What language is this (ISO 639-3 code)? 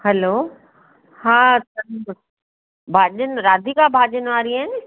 snd